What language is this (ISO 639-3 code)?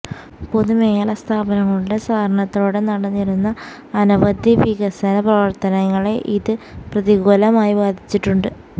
mal